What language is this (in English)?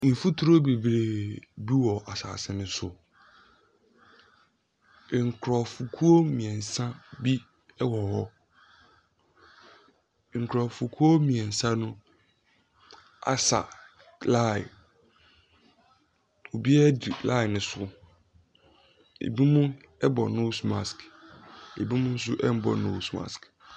Akan